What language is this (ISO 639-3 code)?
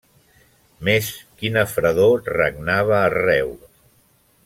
cat